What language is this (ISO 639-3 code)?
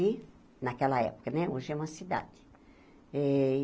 por